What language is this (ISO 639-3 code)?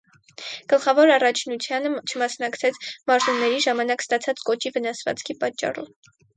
hye